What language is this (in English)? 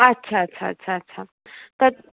Sindhi